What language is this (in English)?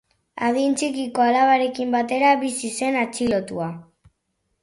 Basque